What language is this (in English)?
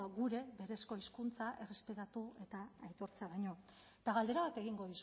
Basque